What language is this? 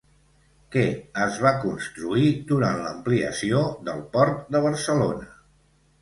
Catalan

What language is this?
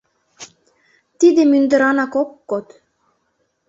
Mari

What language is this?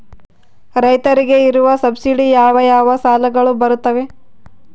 Kannada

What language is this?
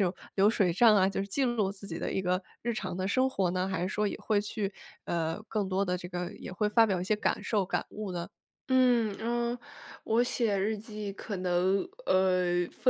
Chinese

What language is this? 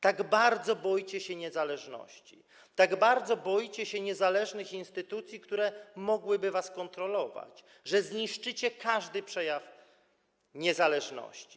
Polish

